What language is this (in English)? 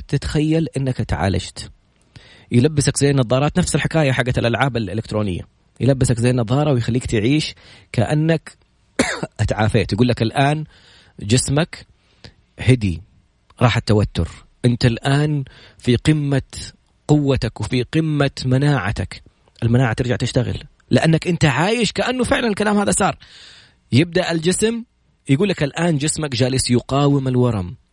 Arabic